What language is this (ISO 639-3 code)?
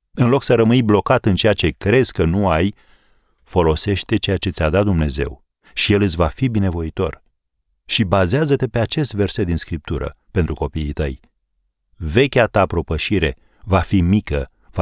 ron